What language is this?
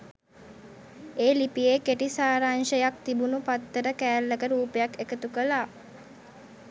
Sinhala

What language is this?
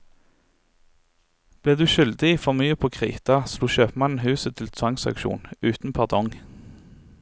Norwegian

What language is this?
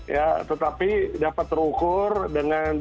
Indonesian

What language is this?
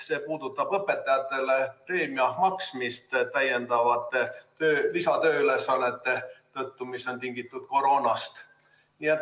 Estonian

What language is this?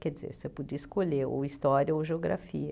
Portuguese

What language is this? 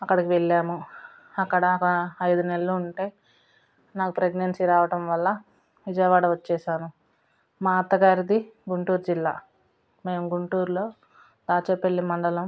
Telugu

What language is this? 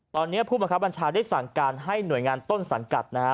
Thai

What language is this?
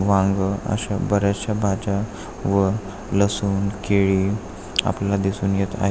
Marathi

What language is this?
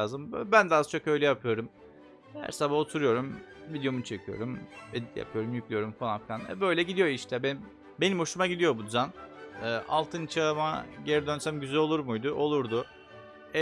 Turkish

